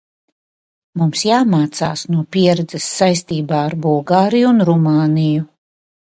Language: Latvian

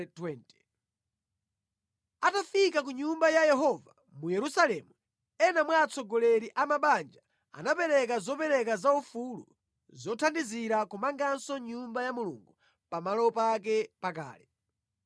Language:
Nyanja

